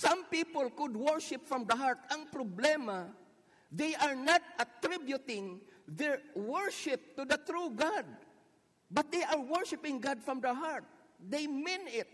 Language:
Filipino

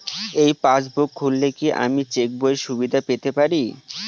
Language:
Bangla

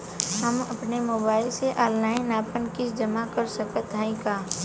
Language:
Bhojpuri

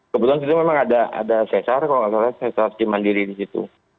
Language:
Indonesian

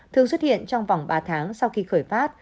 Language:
Vietnamese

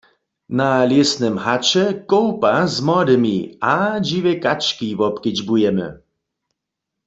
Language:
Upper Sorbian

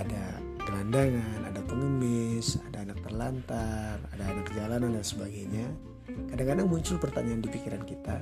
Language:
Indonesian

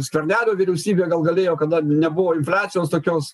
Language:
Lithuanian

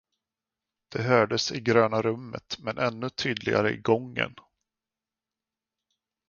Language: Swedish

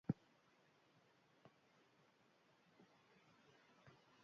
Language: Basque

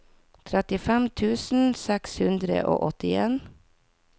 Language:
Norwegian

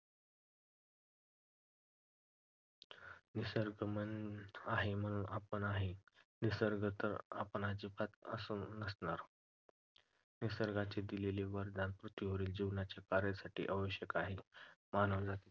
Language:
Marathi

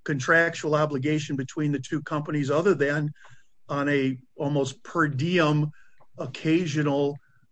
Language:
English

